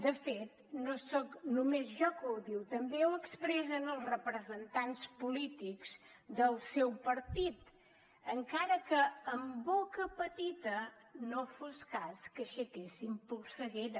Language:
Catalan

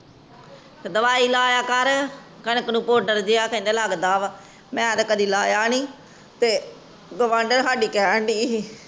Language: Punjabi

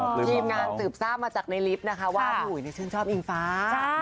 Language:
Thai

